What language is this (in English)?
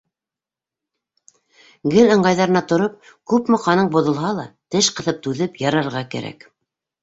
Bashkir